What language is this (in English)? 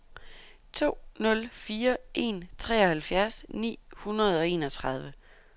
Danish